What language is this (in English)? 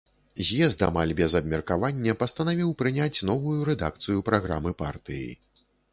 Belarusian